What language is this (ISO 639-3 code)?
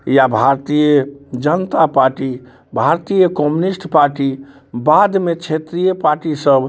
mai